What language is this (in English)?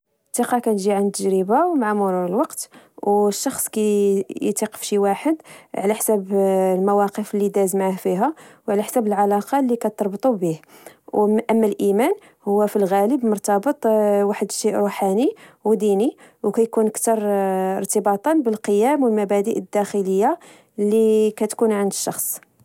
Moroccan Arabic